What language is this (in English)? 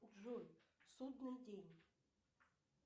Russian